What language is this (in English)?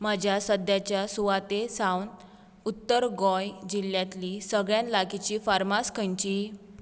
Konkani